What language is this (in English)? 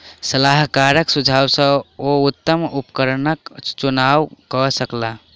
Maithili